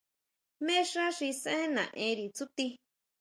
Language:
Huautla Mazatec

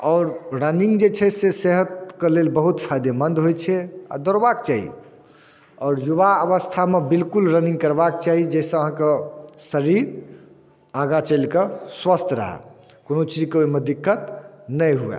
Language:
Maithili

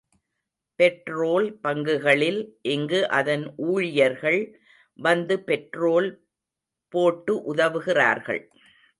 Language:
Tamil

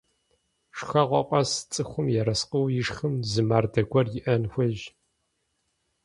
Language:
Kabardian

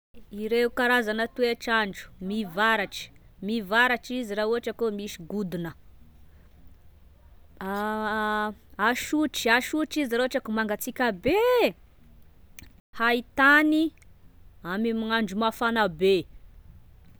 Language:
Tesaka Malagasy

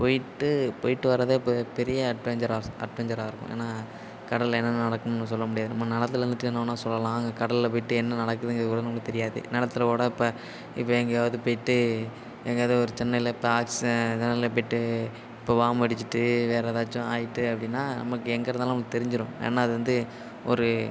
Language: Tamil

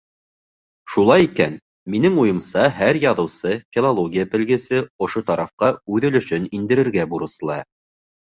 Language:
Bashkir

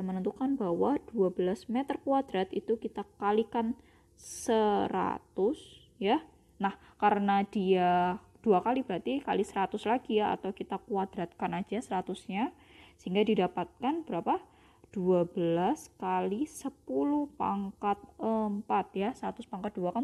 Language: Indonesian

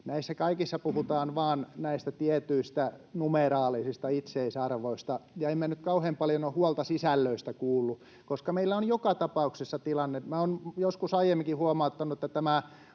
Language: Finnish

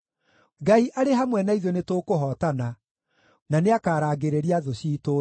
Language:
Kikuyu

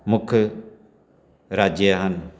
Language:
Punjabi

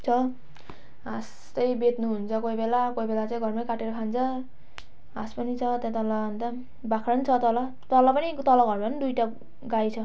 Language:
Nepali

